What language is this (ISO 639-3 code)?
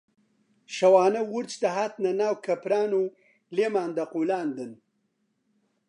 ckb